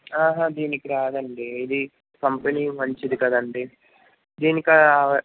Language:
Telugu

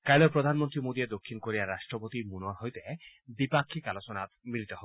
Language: Assamese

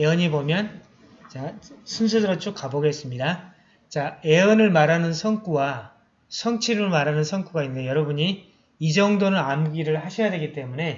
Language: Korean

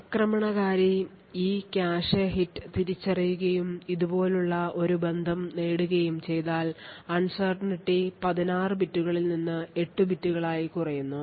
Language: Malayalam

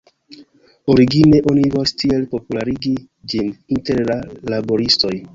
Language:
Esperanto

